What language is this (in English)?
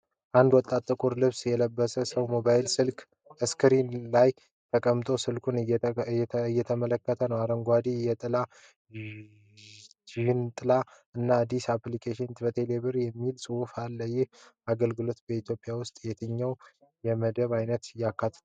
Amharic